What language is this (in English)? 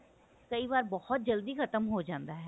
Punjabi